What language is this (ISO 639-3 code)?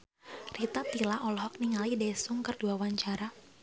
sun